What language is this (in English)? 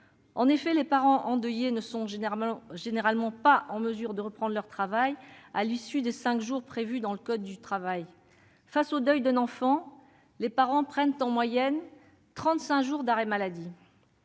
French